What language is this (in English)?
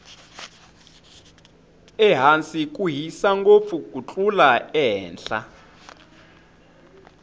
Tsonga